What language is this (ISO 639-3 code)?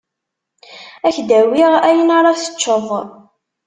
kab